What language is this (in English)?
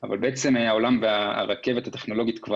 Hebrew